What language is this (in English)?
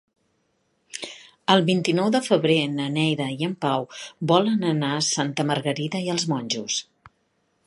Catalan